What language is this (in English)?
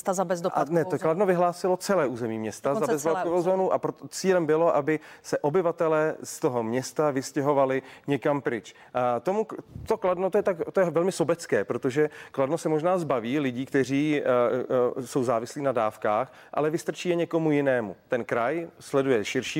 Czech